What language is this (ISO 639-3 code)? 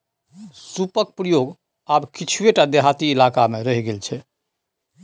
mai